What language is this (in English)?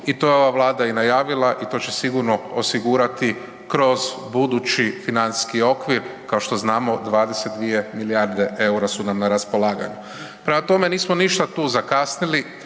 Croatian